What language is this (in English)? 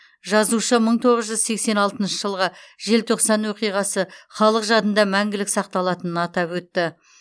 Kazakh